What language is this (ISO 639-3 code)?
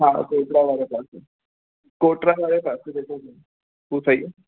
snd